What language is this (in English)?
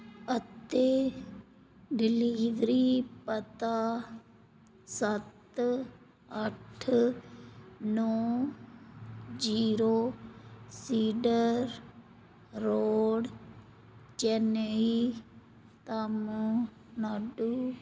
Punjabi